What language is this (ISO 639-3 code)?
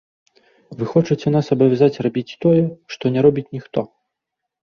bel